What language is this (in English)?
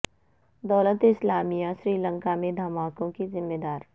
Urdu